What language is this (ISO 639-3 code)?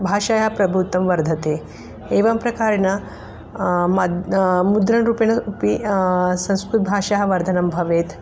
san